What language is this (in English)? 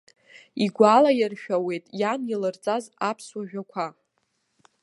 Abkhazian